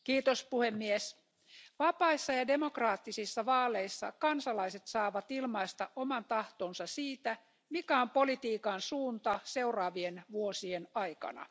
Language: Finnish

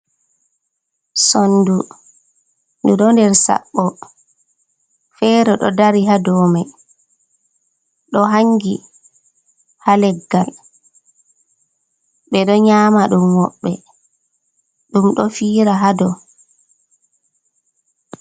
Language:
Fula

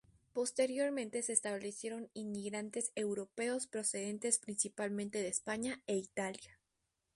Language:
Spanish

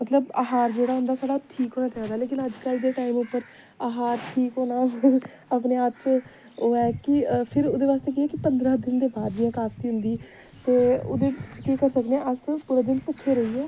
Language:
Dogri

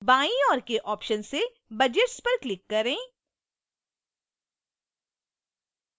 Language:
Hindi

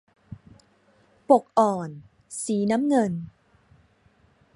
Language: Thai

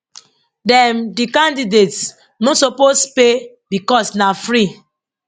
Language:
Nigerian Pidgin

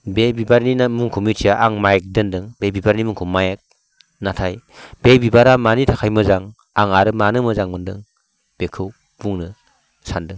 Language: Bodo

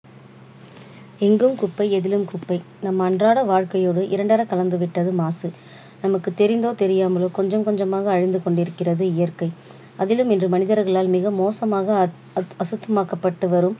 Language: Tamil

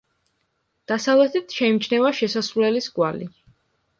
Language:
Georgian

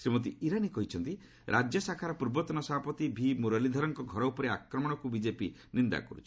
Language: Odia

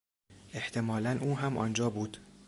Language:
Persian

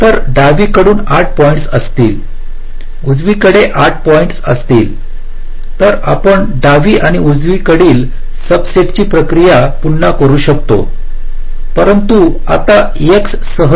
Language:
Marathi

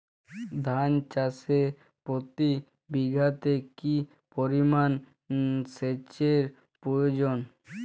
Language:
Bangla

